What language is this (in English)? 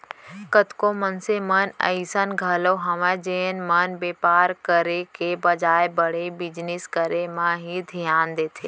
Chhattisgarhi